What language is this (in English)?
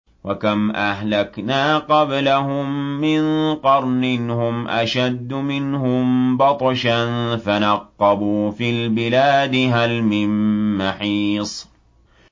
Arabic